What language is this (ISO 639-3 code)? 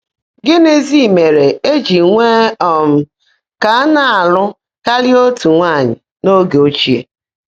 ibo